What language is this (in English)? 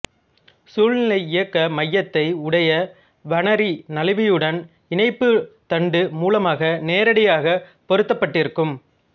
Tamil